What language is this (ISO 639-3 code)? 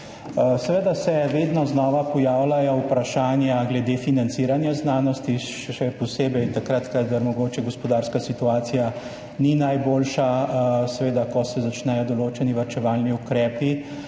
slv